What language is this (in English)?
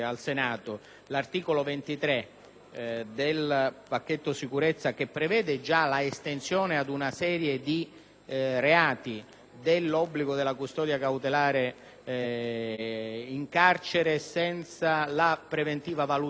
Italian